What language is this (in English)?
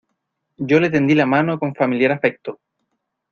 Spanish